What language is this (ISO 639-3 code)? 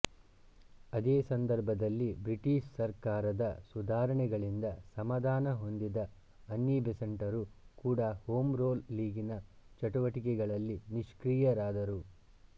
kan